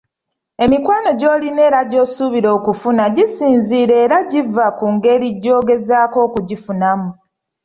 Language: Ganda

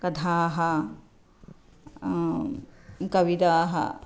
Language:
Sanskrit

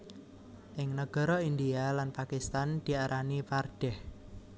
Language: Javanese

